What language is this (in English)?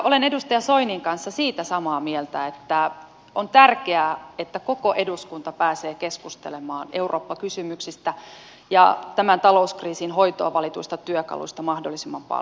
Finnish